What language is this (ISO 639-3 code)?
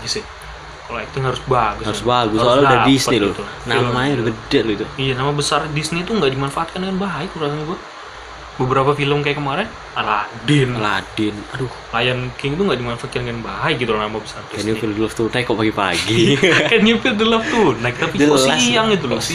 ind